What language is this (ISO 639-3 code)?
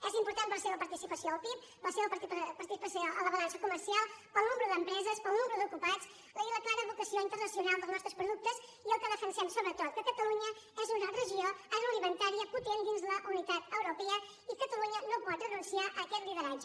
cat